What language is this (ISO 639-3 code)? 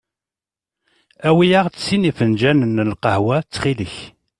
kab